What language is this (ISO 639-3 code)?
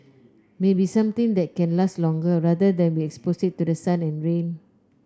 eng